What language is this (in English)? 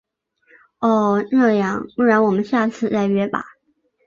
Chinese